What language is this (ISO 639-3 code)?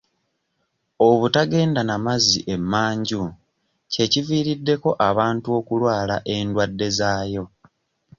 lug